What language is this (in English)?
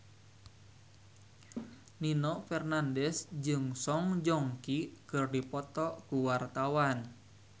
Sundanese